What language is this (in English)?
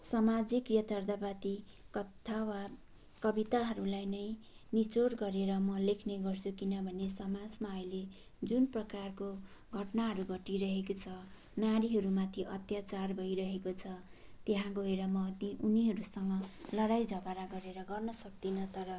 Nepali